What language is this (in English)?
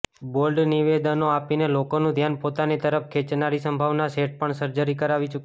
Gujarati